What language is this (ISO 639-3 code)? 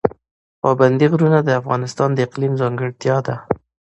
pus